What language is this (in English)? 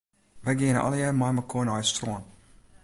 Western Frisian